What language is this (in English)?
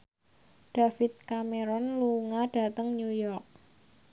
Javanese